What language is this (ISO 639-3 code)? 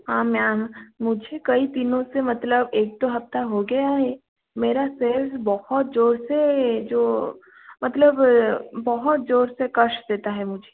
hin